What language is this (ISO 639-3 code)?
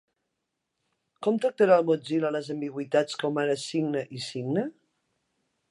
cat